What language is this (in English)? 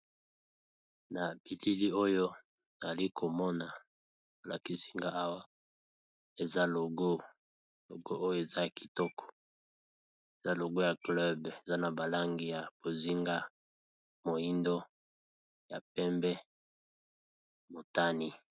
Lingala